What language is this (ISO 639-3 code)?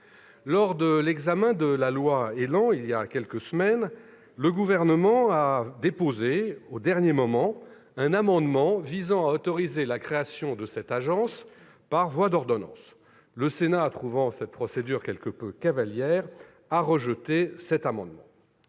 fra